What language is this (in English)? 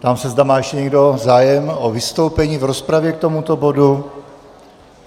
Czech